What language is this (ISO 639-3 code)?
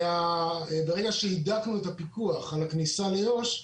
heb